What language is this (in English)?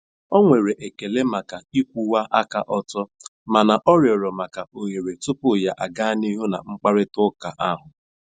Igbo